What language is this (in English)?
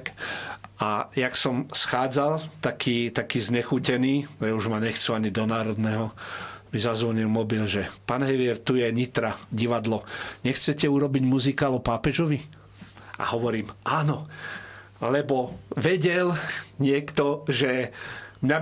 Slovak